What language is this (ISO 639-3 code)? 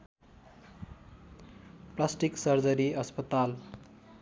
nep